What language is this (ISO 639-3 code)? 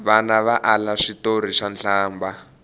tso